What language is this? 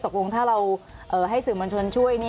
Thai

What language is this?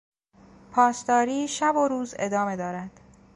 Persian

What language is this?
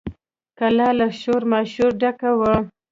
Pashto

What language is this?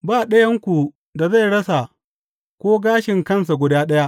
Hausa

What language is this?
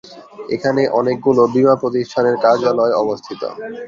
Bangla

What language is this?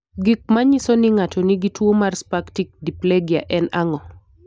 Luo (Kenya and Tanzania)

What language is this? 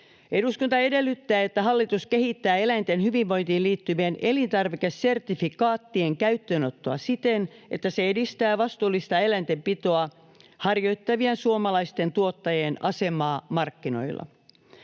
Finnish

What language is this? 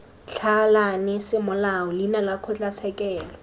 Tswana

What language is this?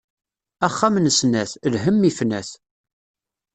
Kabyle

